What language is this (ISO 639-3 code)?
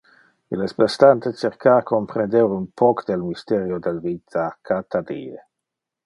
ina